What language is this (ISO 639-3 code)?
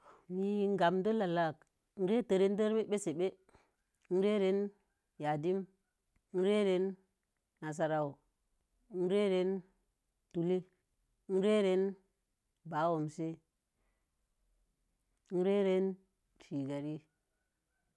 ver